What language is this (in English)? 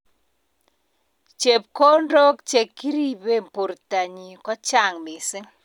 Kalenjin